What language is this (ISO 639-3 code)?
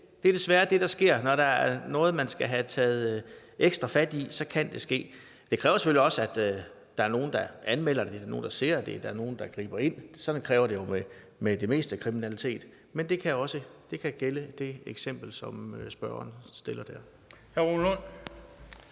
dan